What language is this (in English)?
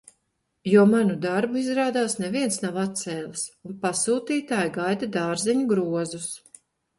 Latvian